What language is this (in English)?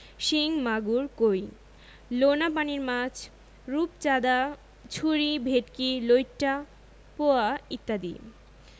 Bangla